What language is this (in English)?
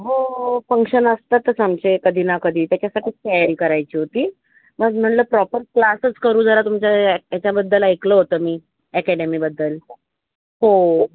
Marathi